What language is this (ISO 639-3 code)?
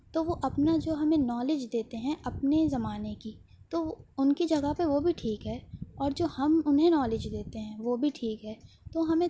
urd